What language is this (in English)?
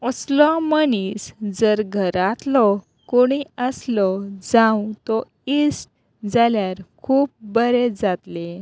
Konkani